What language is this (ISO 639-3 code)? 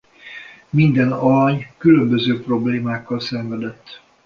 hun